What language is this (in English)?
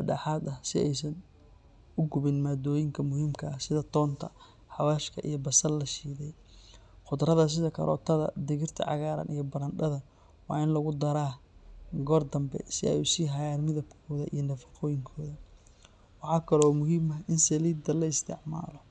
Somali